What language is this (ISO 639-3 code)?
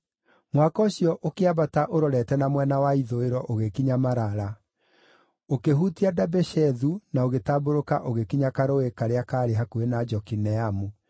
kik